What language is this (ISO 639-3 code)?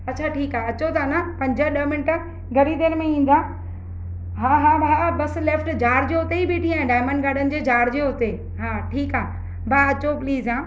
snd